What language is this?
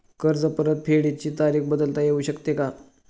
Marathi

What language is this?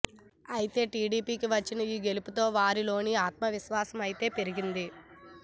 Telugu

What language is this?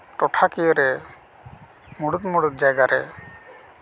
Santali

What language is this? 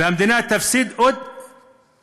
Hebrew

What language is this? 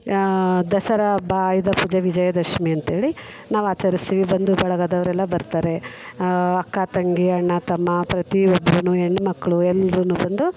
Kannada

